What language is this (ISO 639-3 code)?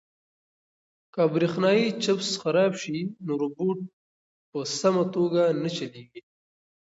pus